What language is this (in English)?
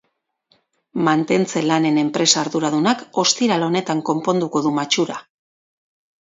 Basque